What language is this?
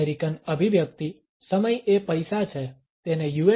Gujarati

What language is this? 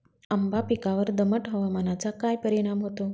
Marathi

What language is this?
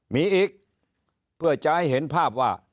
Thai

